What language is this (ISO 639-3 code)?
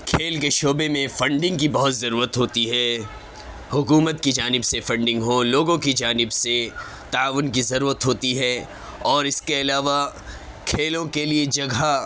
urd